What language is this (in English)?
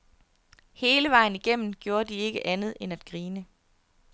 Danish